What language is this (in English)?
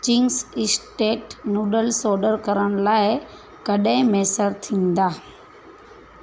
Sindhi